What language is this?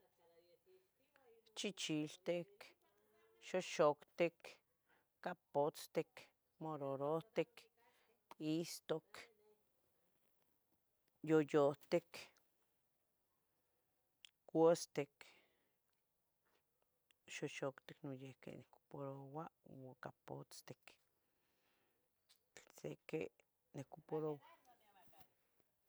Tetelcingo Nahuatl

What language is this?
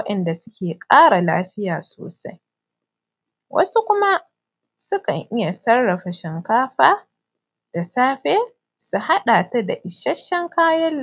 Hausa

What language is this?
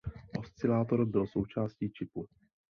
Czech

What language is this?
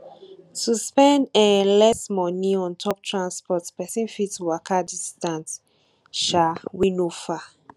Nigerian Pidgin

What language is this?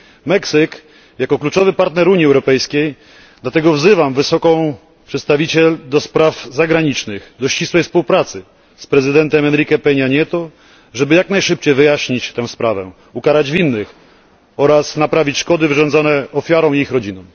Polish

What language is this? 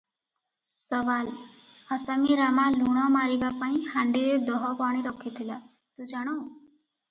Odia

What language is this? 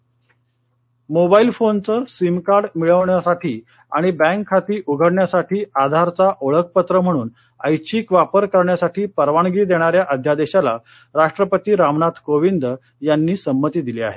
Marathi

